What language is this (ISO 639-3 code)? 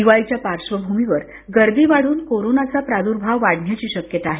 mar